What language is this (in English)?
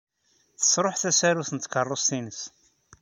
Kabyle